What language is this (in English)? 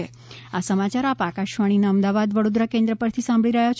Gujarati